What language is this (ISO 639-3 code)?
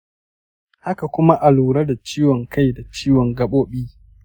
hau